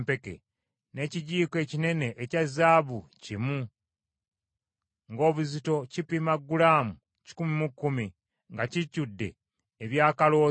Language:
Ganda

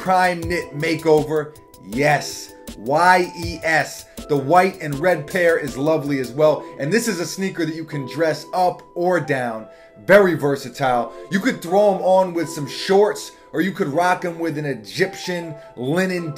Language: English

